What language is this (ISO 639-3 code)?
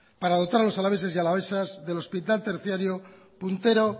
spa